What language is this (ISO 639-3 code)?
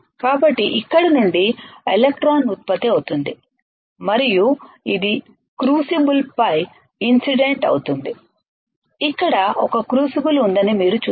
tel